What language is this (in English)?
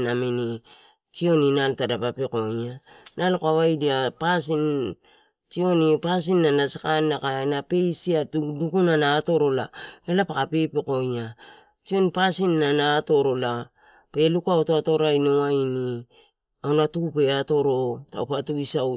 Torau